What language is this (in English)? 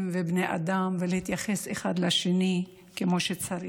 Hebrew